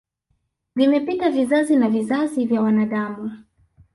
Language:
Swahili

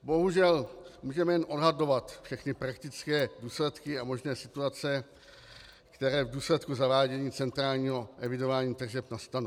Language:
Czech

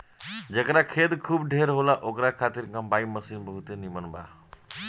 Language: Bhojpuri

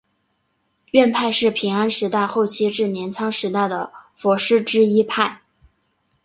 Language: Chinese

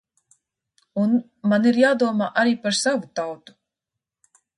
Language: Latvian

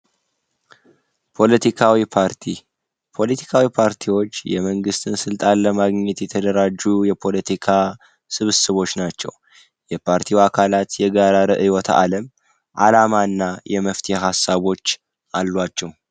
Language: Amharic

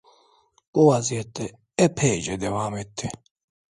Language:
Turkish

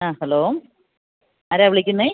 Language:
Malayalam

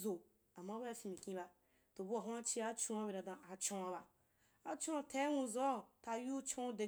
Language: Wapan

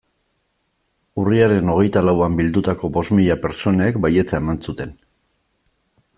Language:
Basque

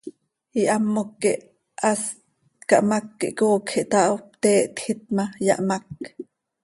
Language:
Seri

